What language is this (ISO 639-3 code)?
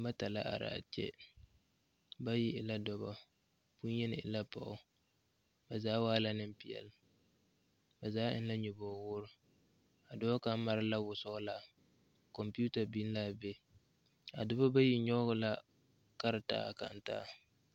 dga